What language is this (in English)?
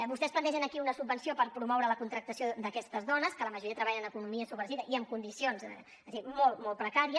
Catalan